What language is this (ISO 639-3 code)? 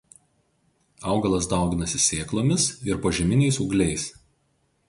lit